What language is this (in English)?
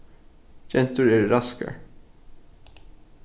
Faroese